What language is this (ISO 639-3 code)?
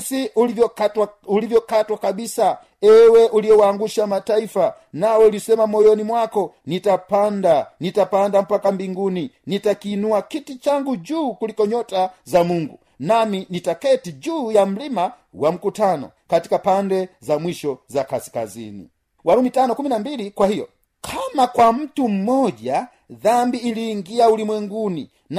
swa